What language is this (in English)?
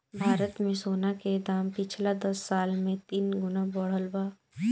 Bhojpuri